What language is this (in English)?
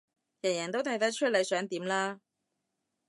Cantonese